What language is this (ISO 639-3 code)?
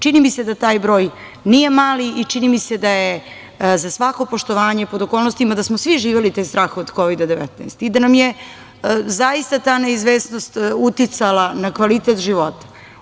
srp